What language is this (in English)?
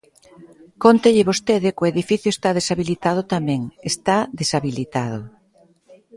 Galician